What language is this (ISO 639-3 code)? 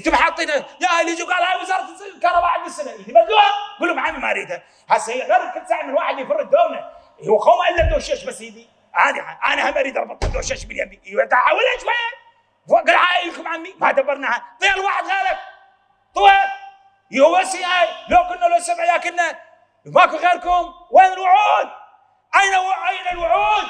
ara